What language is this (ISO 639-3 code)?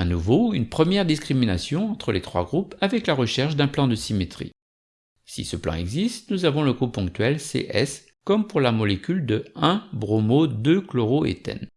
fra